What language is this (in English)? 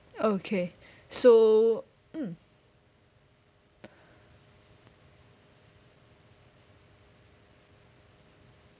English